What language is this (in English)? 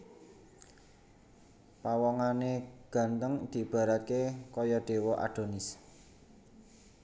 Javanese